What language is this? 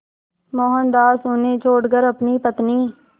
Hindi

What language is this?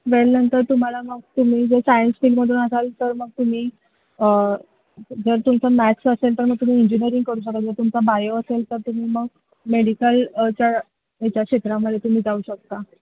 Marathi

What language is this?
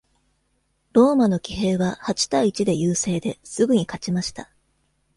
Japanese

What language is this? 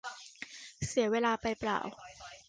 Thai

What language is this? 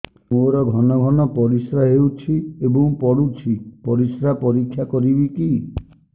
Odia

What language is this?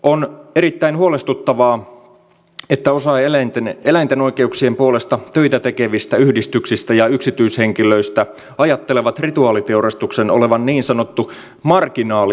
Finnish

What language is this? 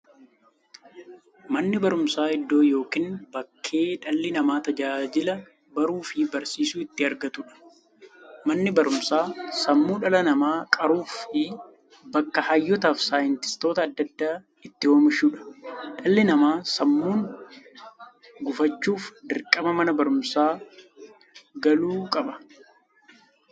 Oromo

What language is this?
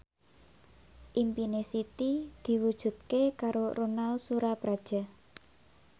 Javanese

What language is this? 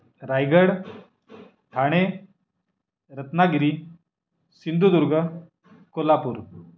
Marathi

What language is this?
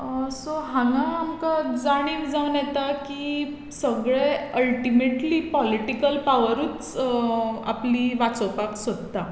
Konkani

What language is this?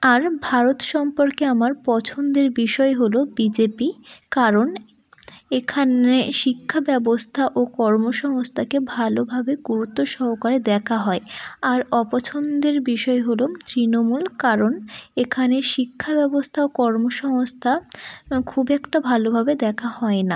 Bangla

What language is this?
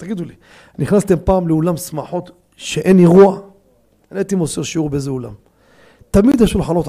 Hebrew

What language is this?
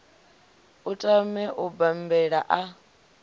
Venda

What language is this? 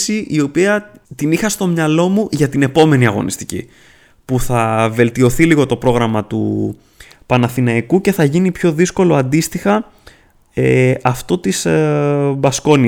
Greek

